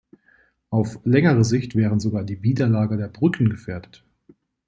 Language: German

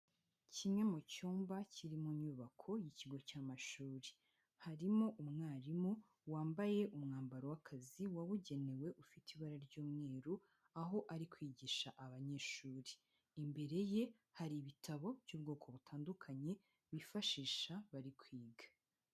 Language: Kinyarwanda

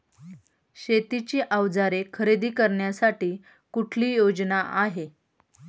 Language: Marathi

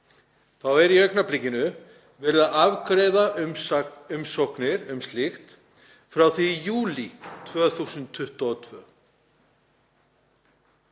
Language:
Icelandic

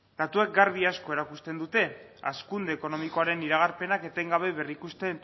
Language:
Basque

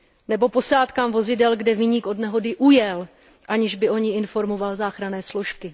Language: Czech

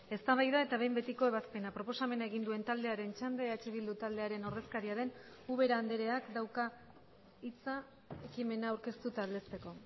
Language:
Basque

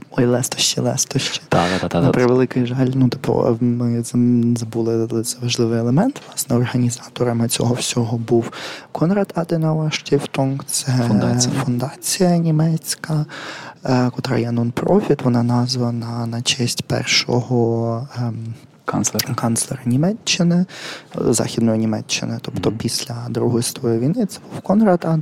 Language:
Ukrainian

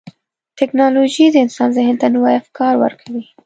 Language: Pashto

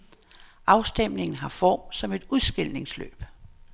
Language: Danish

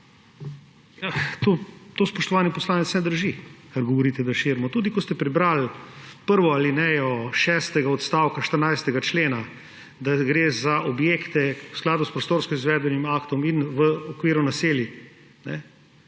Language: Slovenian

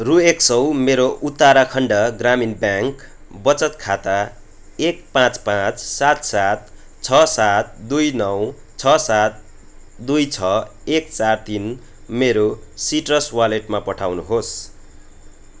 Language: Nepali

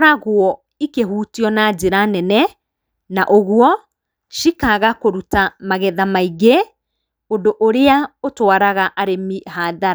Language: Kikuyu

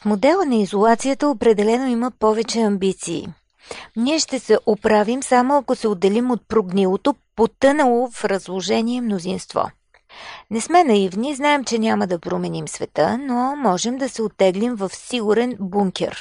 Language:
Bulgarian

